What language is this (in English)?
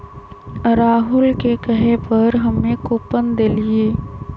Magahi